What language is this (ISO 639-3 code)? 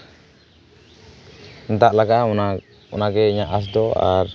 sat